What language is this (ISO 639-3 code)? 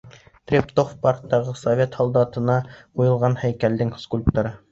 bak